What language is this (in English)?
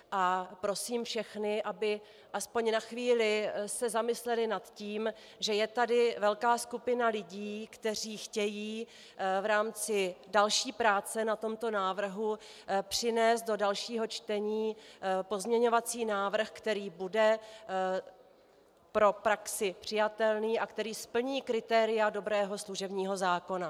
Czech